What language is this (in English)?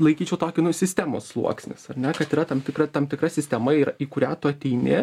Lithuanian